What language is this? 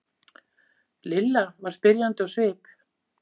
Icelandic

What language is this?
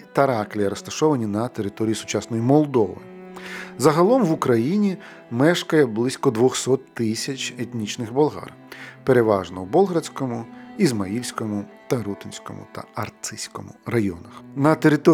Ukrainian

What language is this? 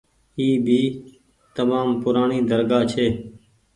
Goaria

